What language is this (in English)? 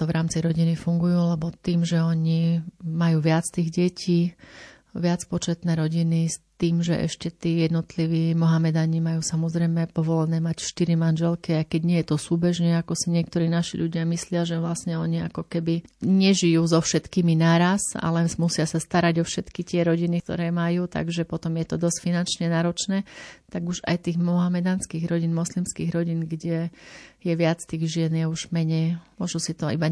Slovak